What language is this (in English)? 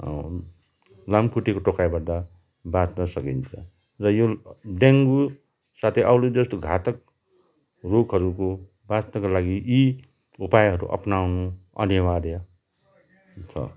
Nepali